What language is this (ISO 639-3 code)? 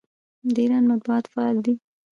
pus